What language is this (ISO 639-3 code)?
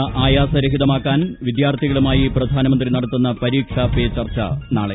mal